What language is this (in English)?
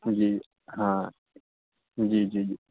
Urdu